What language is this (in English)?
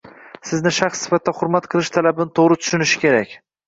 Uzbek